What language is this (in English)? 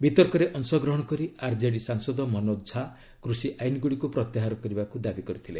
Odia